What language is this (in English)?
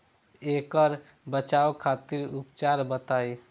Bhojpuri